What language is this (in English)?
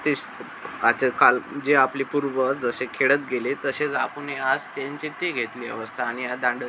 Marathi